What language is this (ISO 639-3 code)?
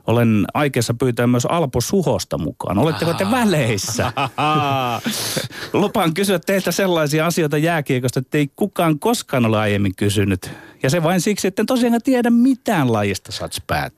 fin